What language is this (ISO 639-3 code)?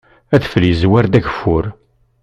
kab